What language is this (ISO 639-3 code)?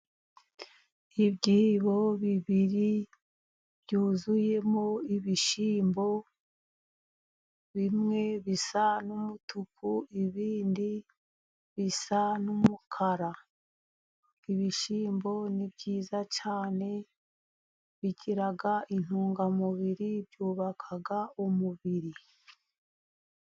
kin